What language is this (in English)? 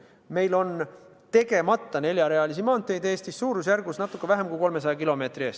Estonian